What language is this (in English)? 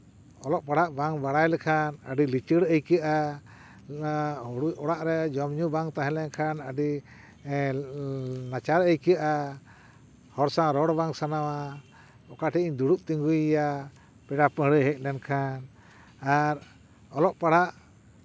Santali